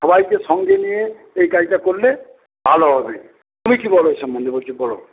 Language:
Bangla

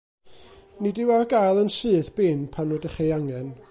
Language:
Welsh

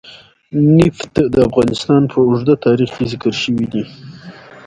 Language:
Pashto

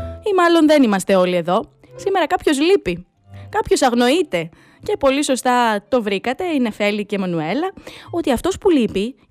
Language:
Greek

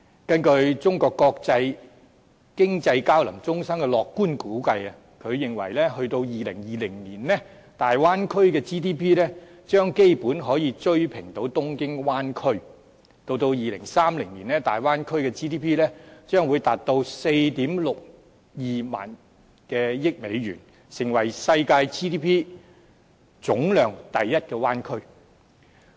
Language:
Cantonese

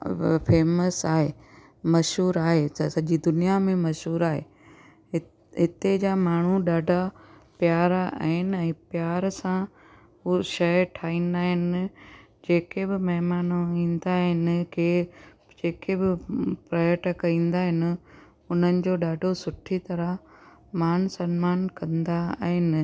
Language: Sindhi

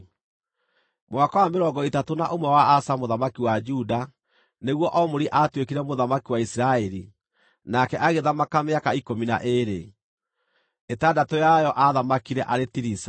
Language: Kikuyu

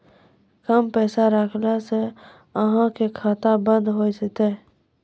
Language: Maithili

